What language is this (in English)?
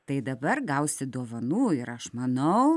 Lithuanian